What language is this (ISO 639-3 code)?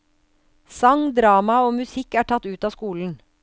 nor